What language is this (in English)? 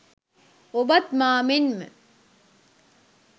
Sinhala